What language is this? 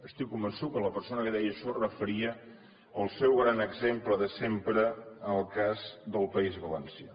Catalan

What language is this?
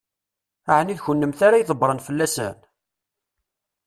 Kabyle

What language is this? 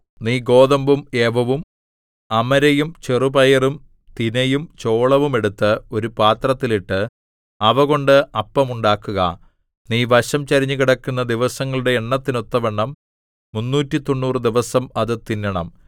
Malayalam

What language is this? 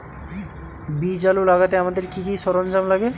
Bangla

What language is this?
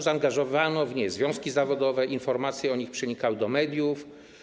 Polish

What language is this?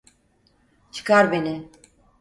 Turkish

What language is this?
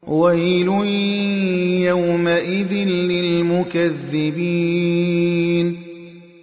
Arabic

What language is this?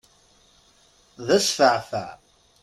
Kabyle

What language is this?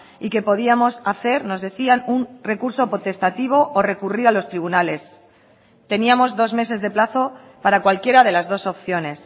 Spanish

